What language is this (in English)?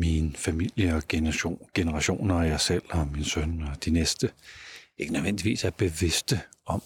Danish